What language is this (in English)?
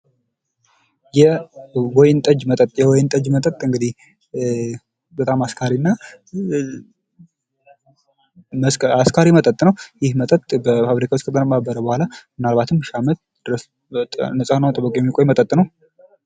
Amharic